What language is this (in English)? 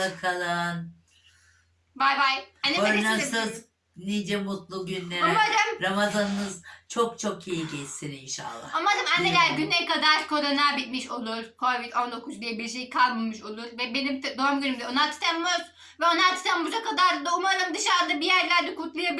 Turkish